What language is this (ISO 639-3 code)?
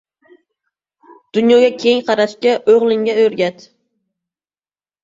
uzb